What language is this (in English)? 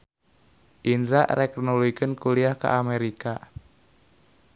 Sundanese